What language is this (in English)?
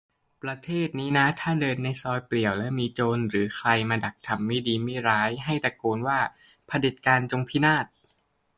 Thai